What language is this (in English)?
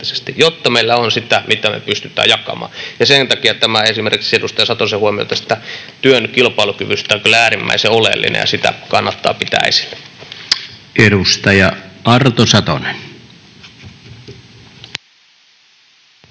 Finnish